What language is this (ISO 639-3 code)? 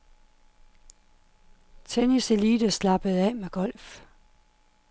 dan